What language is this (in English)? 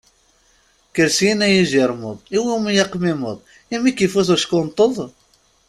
Kabyle